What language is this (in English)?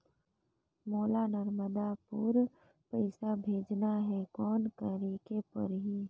Chhattisgarhi